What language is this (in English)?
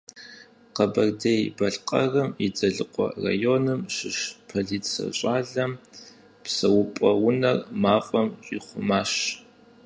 Kabardian